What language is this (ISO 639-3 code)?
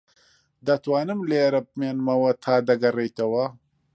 ckb